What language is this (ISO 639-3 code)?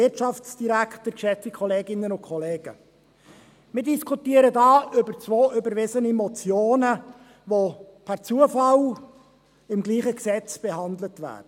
gsw